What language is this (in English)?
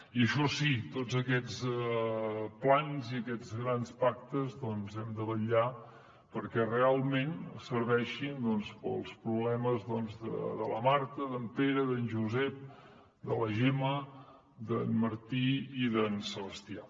Catalan